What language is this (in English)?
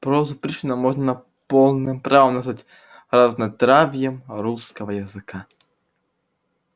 Russian